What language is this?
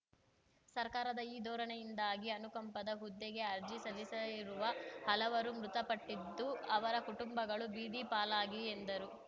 Kannada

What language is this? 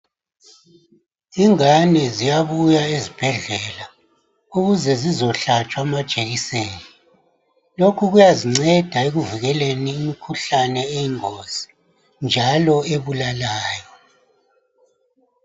North Ndebele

